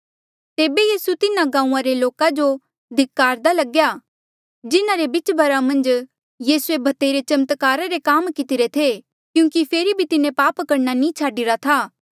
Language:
Mandeali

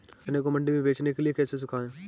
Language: Hindi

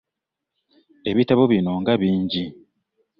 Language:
Ganda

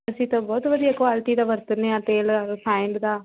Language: Punjabi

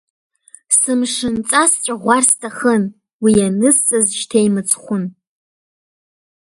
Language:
Abkhazian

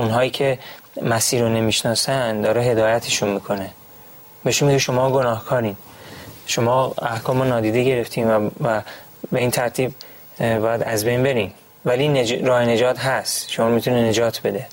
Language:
Persian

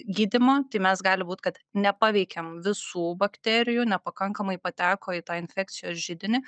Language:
Lithuanian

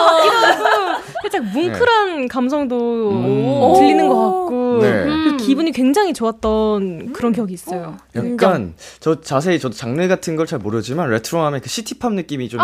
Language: Korean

